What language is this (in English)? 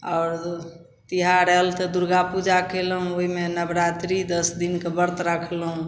Maithili